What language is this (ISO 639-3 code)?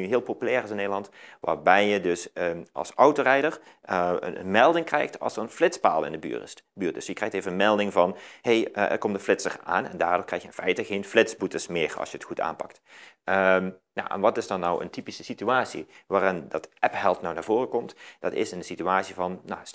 nld